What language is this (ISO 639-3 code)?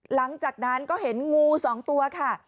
tha